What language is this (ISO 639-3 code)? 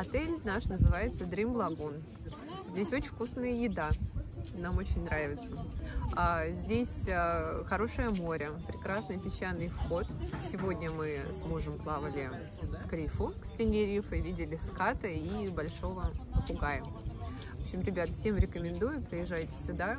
rus